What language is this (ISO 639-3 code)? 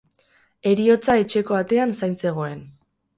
eus